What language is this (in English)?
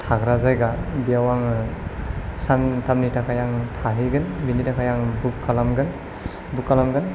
Bodo